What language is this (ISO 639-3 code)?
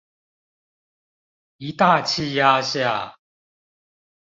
zho